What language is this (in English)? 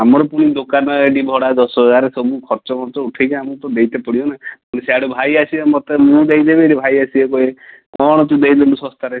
Odia